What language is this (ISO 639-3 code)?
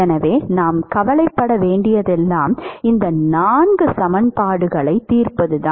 tam